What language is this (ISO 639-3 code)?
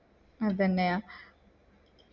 mal